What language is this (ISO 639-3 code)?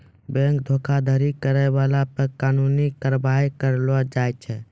mai